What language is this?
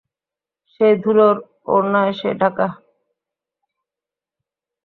Bangla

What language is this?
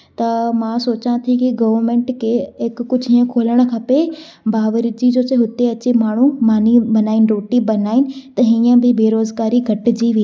Sindhi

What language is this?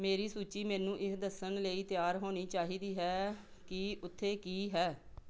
Punjabi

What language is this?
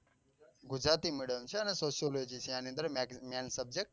Gujarati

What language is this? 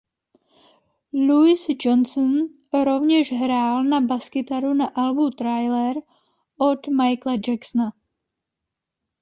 Czech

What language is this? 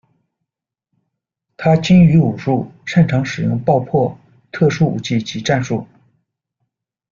Chinese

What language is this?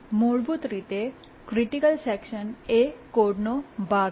Gujarati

